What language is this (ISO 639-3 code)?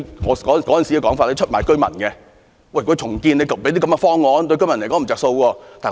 yue